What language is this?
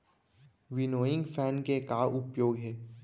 Chhattisgarhi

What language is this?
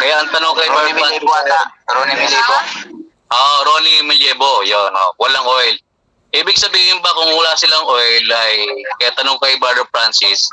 Filipino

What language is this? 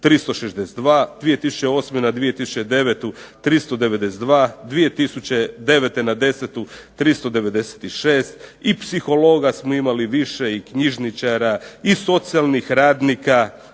Croatian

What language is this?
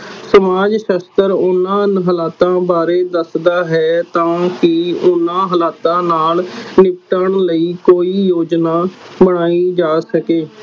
Punjabi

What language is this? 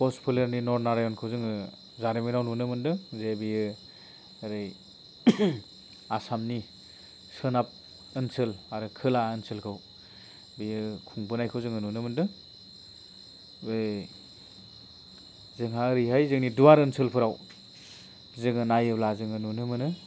Bodo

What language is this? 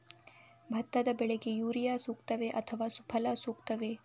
Kannada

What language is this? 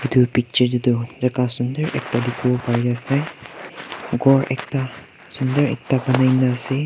Naga Pidgin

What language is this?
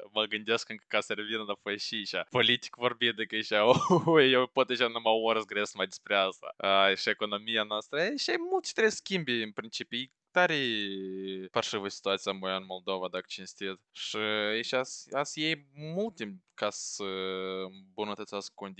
Romanian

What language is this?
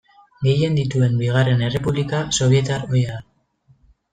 Basque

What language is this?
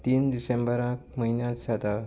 Konkani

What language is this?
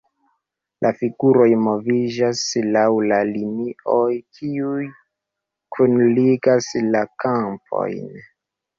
Esperanto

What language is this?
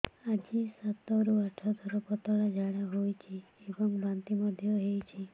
Odia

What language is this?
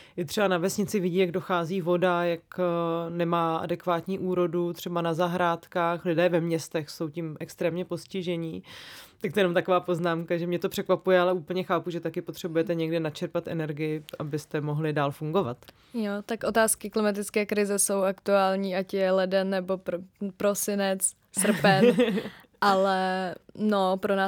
Czech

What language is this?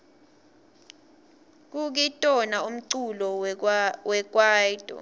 Swati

